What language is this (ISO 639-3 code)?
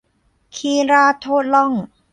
tha